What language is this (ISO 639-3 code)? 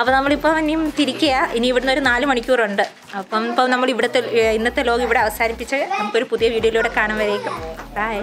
hin